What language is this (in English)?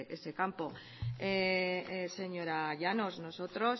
Spanish